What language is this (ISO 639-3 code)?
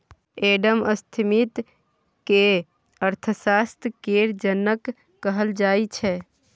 mai